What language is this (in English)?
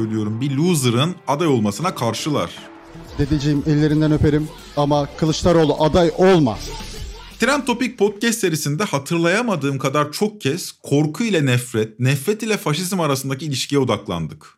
Turkish